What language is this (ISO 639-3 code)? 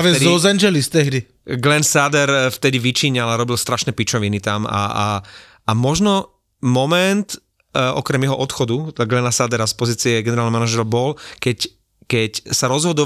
slk